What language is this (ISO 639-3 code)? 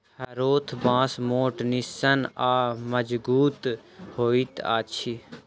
mai